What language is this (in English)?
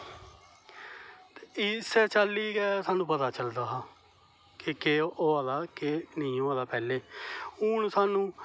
Dogri